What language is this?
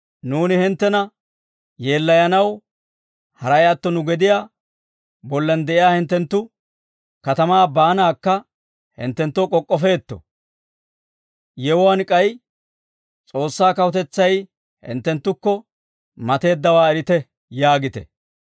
Dawro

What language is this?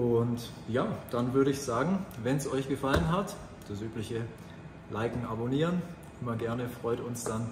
German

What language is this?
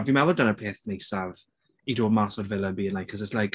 Welsh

